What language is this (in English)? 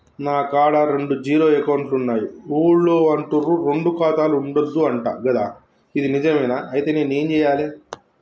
Telugu